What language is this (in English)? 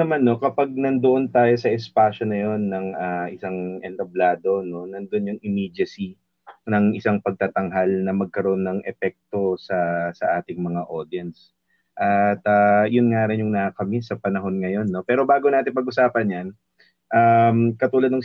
Filipino